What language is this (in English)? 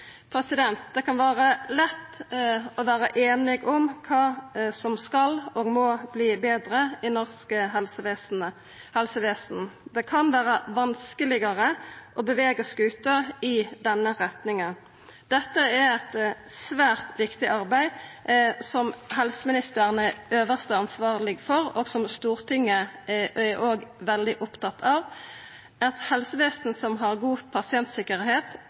Norwegian Nynorsk